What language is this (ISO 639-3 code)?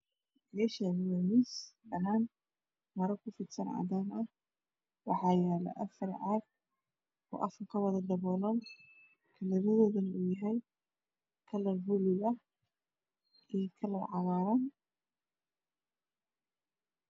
som